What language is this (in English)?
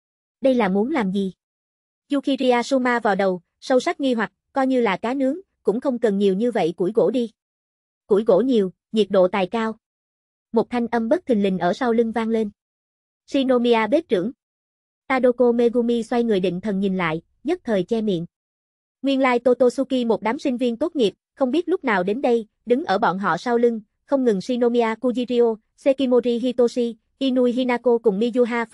Vietnamese